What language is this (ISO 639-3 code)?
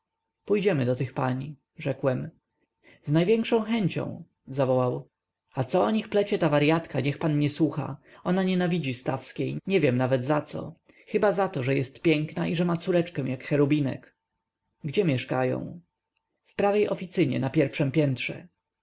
pol